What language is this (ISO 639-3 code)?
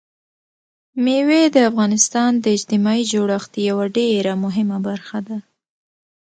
pus